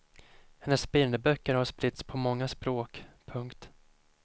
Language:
Swedish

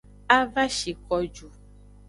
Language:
Aja (Benin)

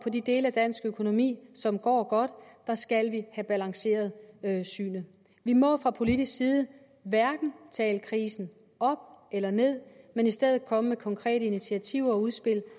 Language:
Danish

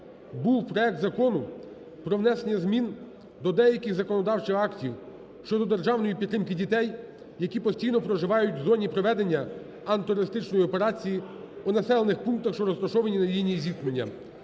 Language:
Ukrainian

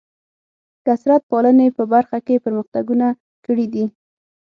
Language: Pashto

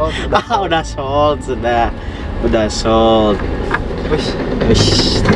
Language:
Indonesian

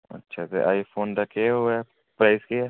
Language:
Dogri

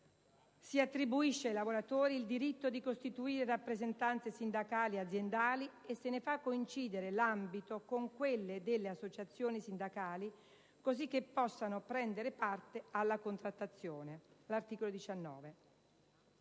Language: Italian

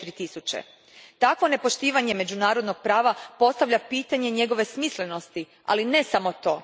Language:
Croatian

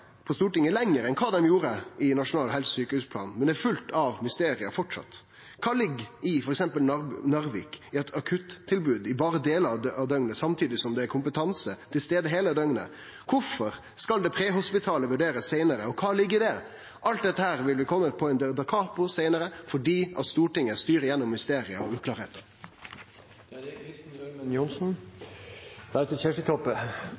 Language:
Norwegian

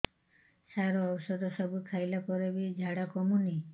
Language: Odia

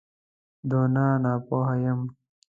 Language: Pashto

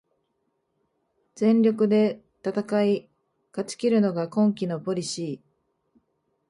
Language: Japanese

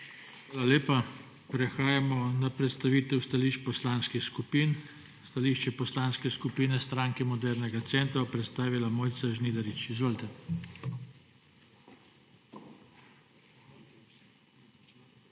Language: Slovenian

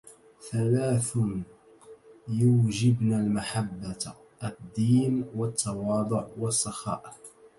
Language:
Arabic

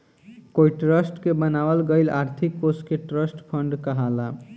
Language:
Bhojpuri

